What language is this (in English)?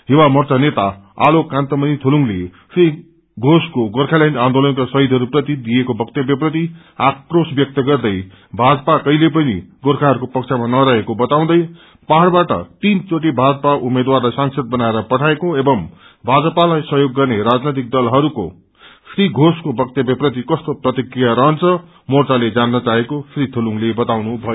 Nepali